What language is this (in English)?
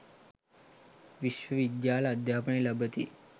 Sinhala